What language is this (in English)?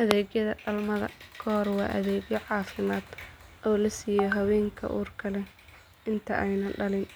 Somali